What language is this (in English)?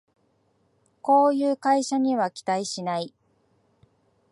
Japanese